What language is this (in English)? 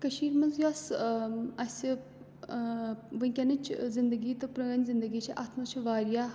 Kashmiri